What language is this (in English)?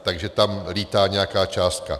Czech